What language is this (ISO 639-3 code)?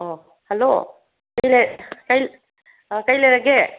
mni